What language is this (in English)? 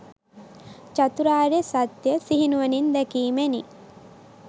Sinhala